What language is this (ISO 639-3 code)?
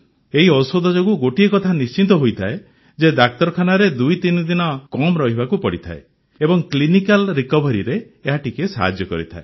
ori